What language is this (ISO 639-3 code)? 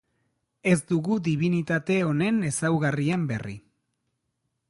eus